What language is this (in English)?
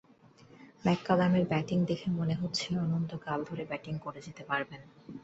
Bangla